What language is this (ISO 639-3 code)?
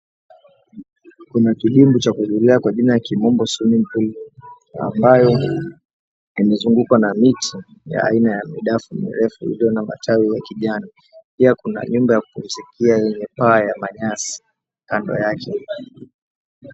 swa